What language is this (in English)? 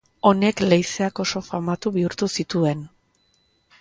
Basque